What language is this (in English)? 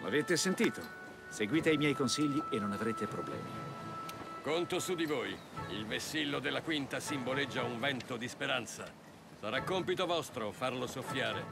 Italian